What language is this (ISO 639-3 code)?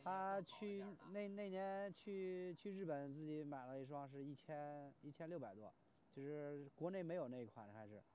zho